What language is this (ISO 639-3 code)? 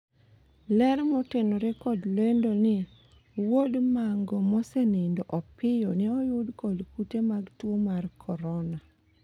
luo